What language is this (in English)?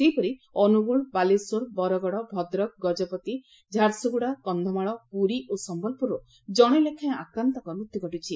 Odia